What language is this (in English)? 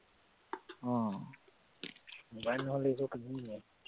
Assamese